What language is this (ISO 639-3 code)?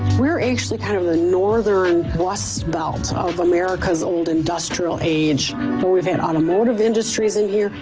eng